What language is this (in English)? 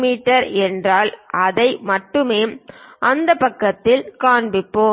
Tamil